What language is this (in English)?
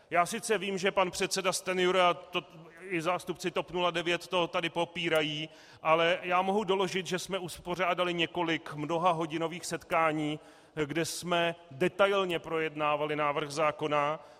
Czech